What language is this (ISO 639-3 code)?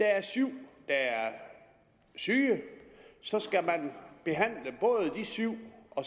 dan